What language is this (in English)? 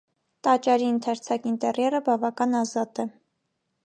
Armenian